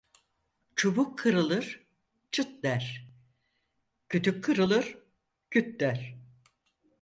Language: Turkish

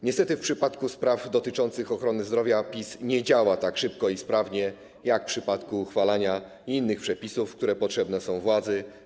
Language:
Polish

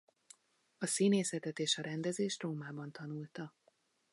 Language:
Hungarian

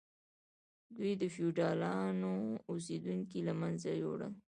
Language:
Pashto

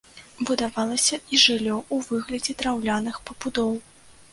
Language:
Belarusian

